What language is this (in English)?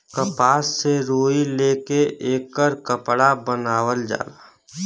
Bhojpuri